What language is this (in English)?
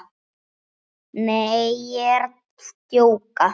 Icelandic